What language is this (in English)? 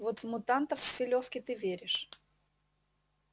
Russian